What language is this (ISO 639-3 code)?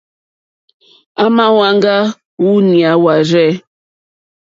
bri